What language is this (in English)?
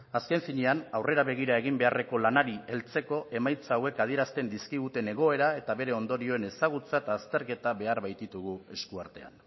Basque